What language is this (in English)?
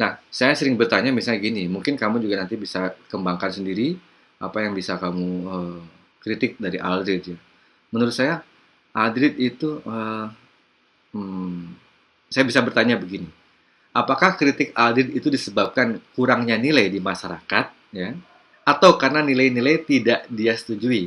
Indonesian